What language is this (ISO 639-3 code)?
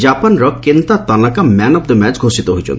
ori